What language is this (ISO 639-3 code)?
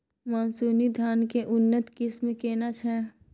mai